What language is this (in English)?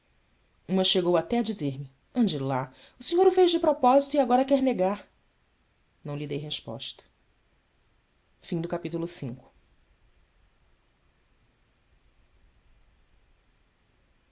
Portuguese